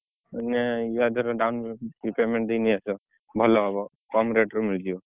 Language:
Odia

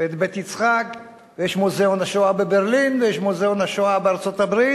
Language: Hebrew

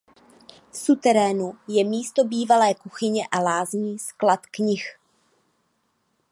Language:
Czech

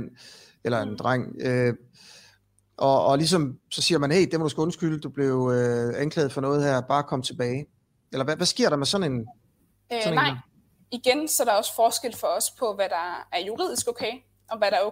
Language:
Danish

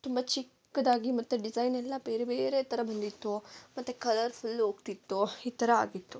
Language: Kannada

